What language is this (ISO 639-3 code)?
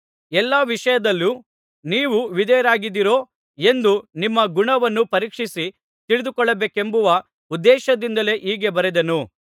kan